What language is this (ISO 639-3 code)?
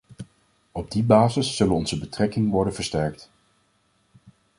nld